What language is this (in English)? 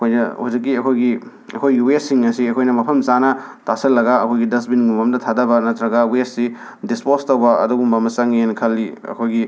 Manipuri